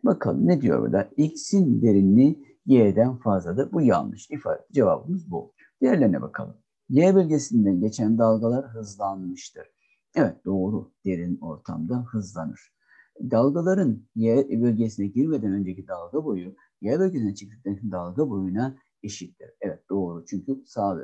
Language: Turkish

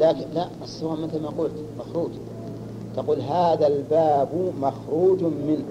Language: Arabic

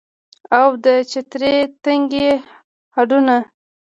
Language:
Pashto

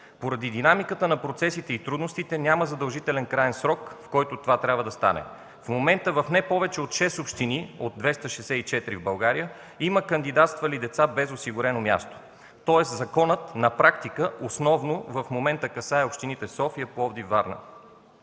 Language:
Bulgarian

